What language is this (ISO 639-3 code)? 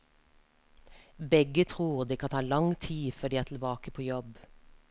nor